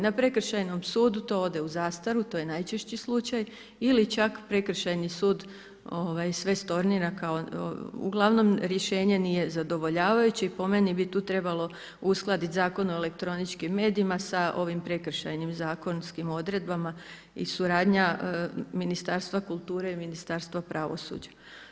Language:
Croatian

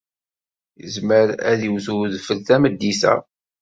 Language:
Kabyle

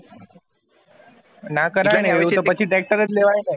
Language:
Gujarati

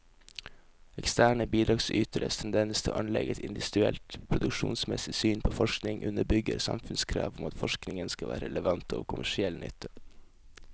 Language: Norwegian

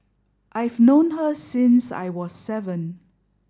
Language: English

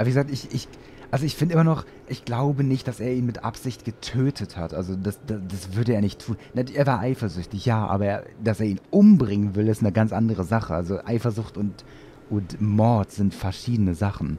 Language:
German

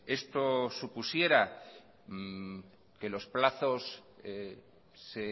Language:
Spanish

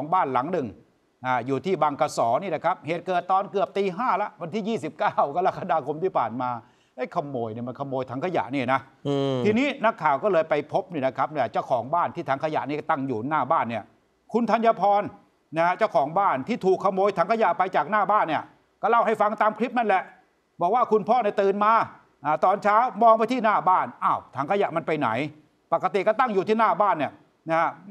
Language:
Thai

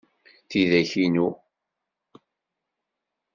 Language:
Kabyle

